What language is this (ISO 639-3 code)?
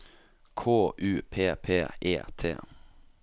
nor